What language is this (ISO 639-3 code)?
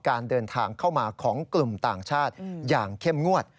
tha